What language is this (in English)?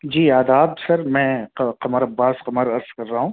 Urdu